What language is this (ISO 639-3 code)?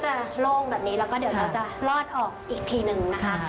tha